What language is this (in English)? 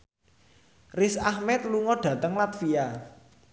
Javanese